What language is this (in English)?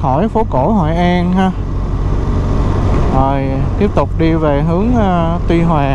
Vietnamese